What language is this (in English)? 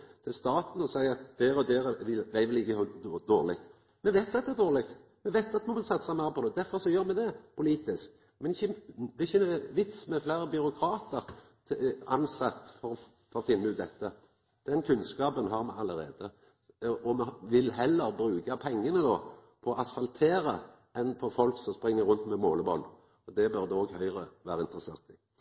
Norwegian Nynorsk